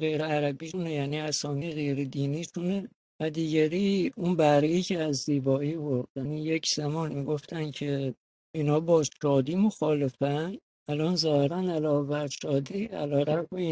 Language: Persian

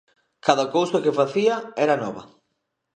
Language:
Galician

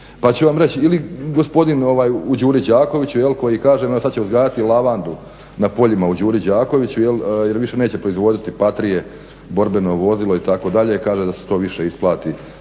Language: Croatian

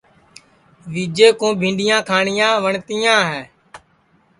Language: Sansi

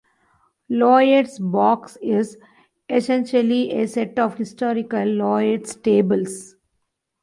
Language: English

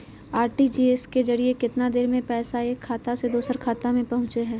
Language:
Magahi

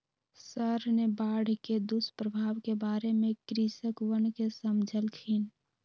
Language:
Magahi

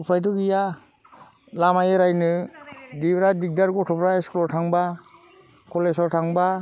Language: Bodo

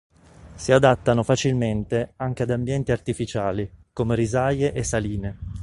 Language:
Italian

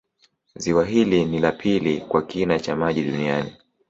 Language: Swahili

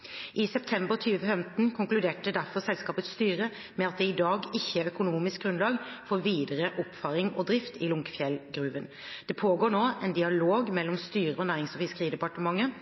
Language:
Norwegian Bokmål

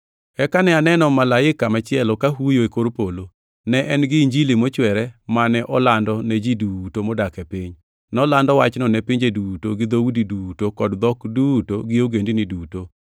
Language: Luo (Kenya and Tanzania)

